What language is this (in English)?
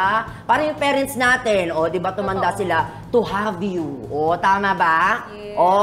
Filipino